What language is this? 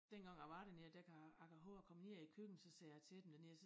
Danish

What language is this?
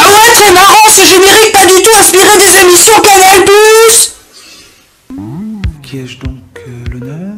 French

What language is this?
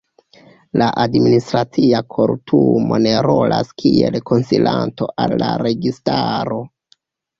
Esperanto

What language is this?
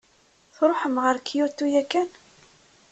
Kabyle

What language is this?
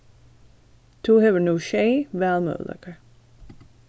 Faroese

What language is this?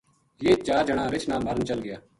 Gujari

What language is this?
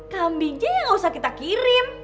Indonesian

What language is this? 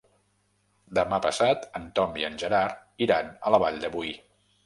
Catalan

